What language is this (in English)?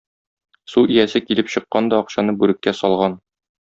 Tatar